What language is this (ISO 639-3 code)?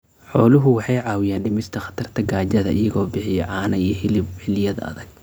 som